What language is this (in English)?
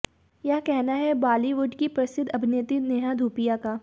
Hindi